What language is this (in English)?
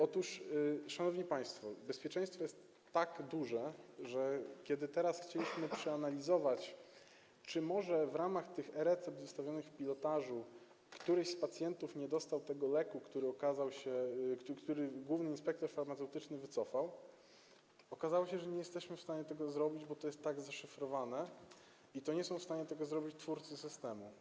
Polish